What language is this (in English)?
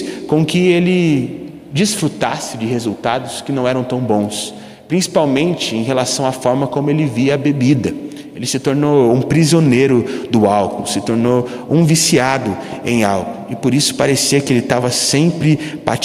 Portuguese